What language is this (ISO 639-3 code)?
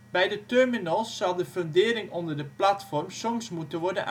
nld